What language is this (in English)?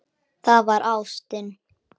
Icelandic